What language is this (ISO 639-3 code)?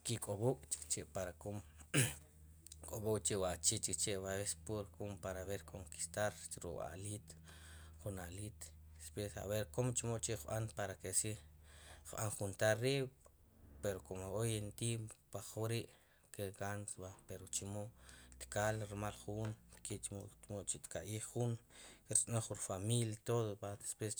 qum